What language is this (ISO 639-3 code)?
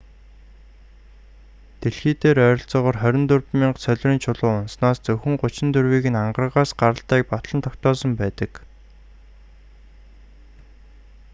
mon